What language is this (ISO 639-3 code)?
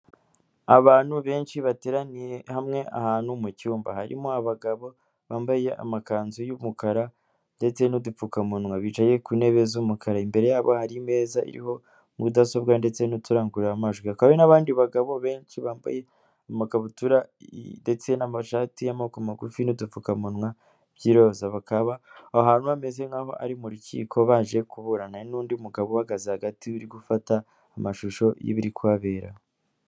kin